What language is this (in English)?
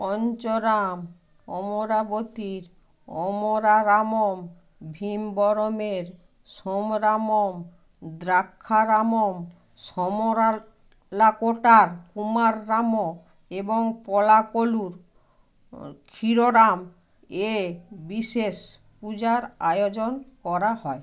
Bangla